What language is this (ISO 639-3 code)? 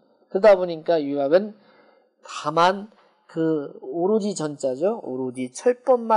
kor